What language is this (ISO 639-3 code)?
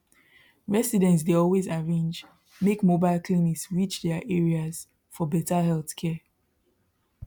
pcm